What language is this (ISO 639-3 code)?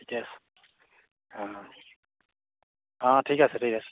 asm